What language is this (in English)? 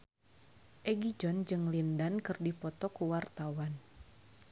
Sundanese